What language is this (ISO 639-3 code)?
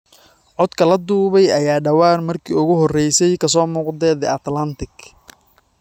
som